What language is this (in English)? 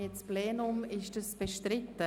Swiss German